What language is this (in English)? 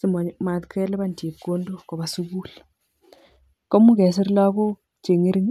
Kalenjin